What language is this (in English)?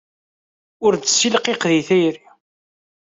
Kabyle